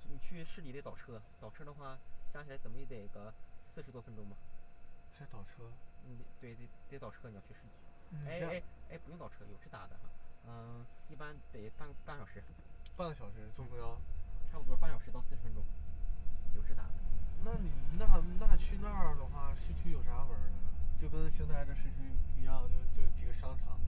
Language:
Chinese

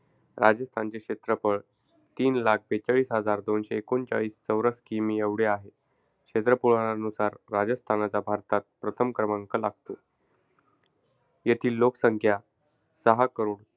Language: Marathi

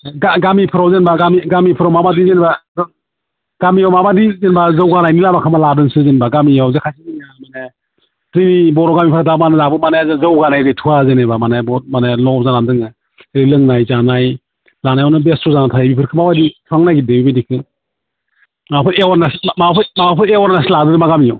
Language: Bodo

